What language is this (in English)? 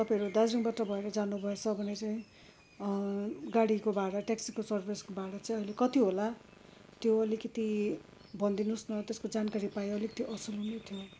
Nepali